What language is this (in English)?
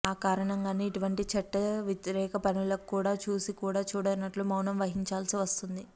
Telugu